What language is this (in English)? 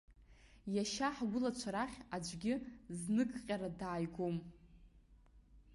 Abkhazian